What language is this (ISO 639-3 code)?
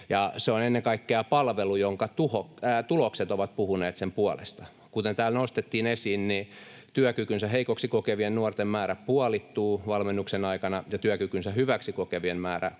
fin